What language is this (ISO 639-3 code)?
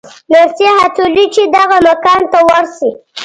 pus